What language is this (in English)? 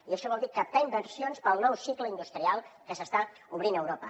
Catalan